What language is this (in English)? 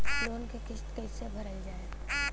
Bhojpuri